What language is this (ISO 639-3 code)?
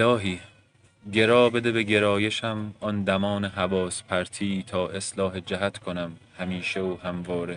fas